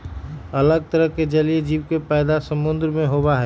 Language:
Magahi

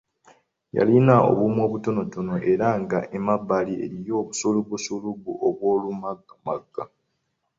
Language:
Ganda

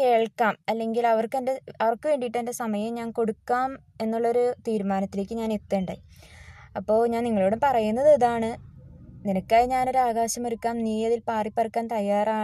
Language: Malayalam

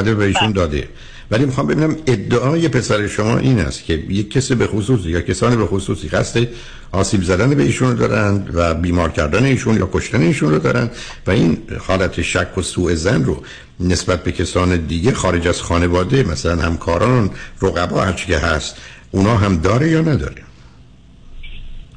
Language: Persian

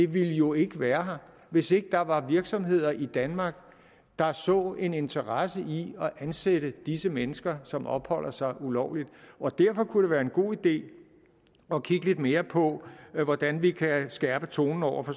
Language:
Danish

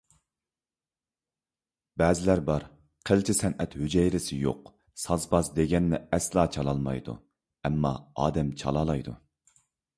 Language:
Uyghur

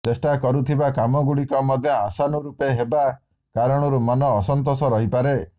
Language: Odia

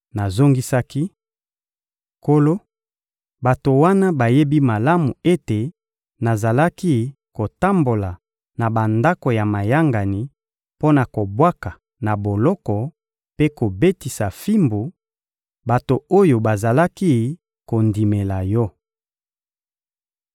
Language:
Lingala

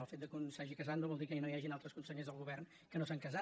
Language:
Catalan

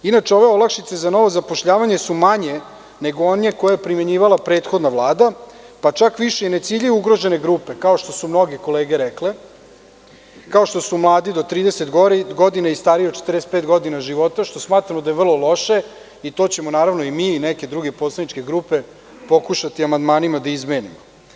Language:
Serbian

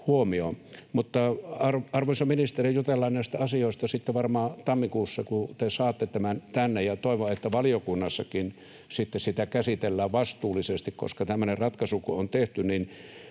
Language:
Finnish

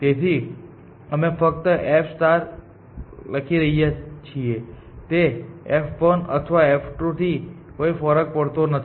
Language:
Gujarati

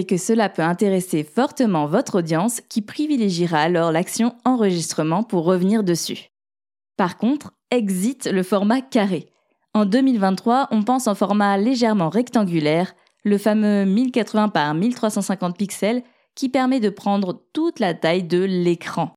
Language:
French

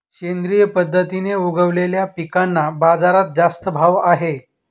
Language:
Marathi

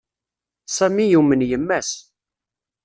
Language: Kabyle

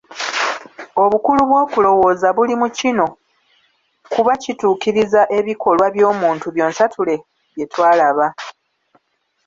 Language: Ganda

